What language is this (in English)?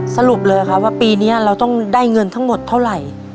Thai